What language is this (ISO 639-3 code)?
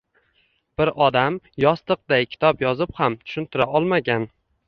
uzb